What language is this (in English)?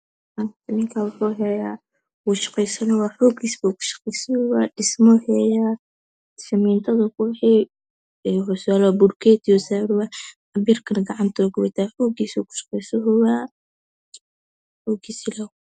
Somali